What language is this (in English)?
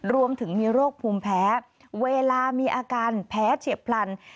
Thai